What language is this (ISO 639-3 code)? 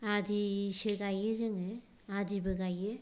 brx